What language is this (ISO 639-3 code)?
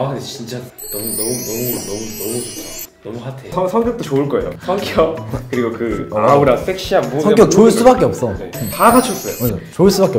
kor